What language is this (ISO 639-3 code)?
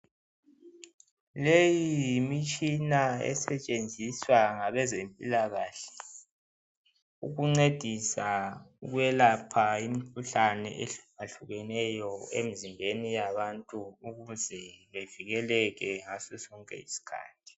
nde